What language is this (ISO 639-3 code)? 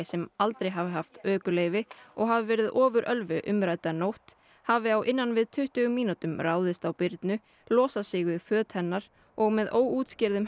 isl